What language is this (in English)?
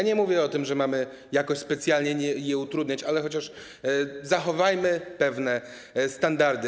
Polish